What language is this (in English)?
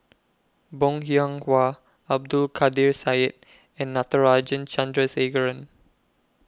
English